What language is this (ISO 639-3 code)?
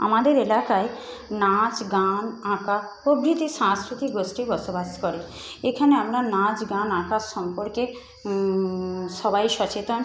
ben